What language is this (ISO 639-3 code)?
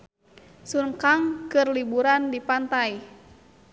sun